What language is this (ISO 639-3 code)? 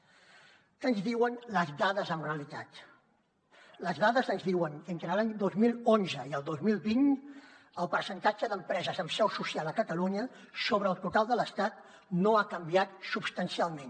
cat